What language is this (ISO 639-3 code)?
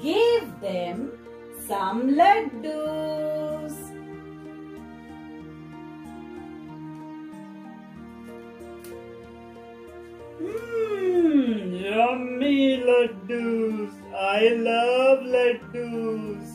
eng